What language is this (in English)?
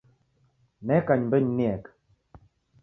Taita